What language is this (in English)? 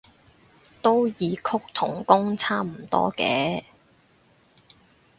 Cantonese